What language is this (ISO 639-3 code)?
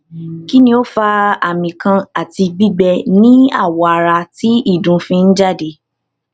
yor